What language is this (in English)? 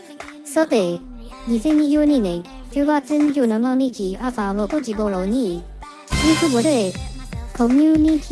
Japanese